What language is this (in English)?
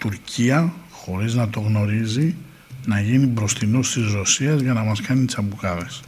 Greek